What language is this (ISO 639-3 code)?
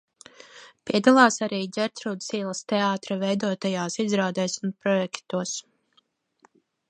lav